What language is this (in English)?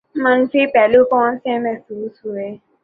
Urdu